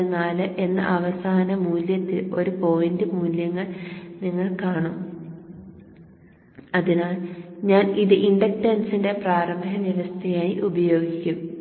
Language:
Malayalam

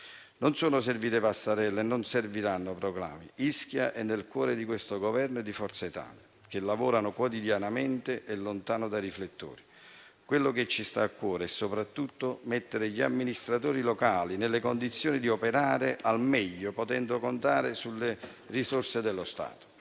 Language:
Italian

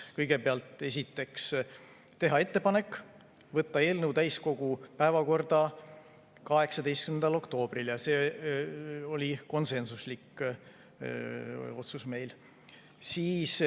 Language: Estonian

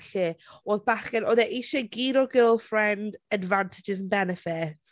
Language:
Welsh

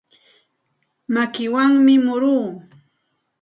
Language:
Santa Ana de Tusi Pasco Quechua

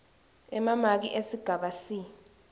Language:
Swati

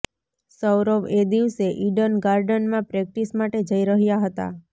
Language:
Gujarati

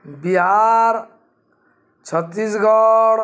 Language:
Odia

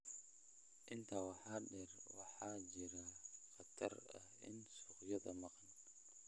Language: Somali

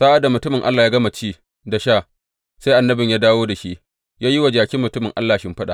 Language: Hausa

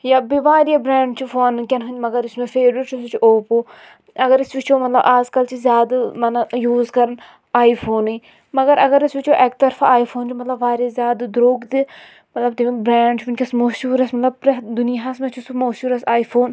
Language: Kashmiri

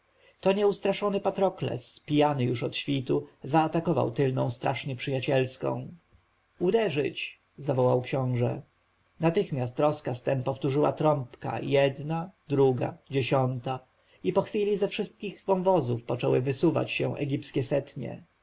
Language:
Polish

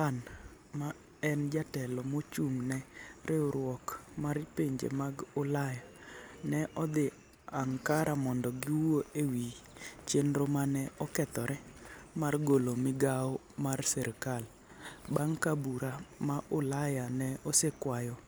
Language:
Luo (Kenya and Tanzania)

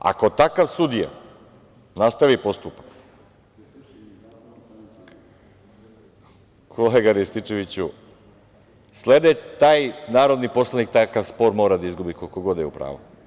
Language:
Serbian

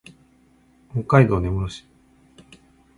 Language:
Japanese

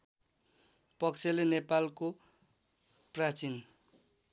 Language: Nepali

